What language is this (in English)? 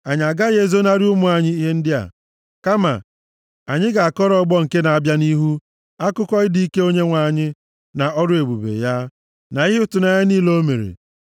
Igbo